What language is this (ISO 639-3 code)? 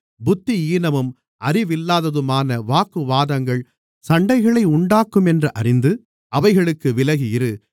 tam